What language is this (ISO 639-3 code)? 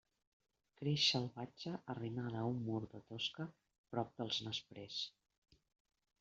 cat